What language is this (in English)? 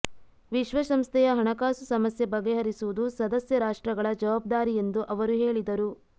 Kannada